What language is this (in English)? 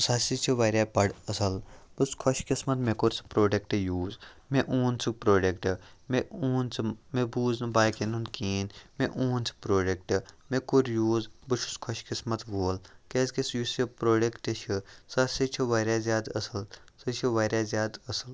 Kashmiri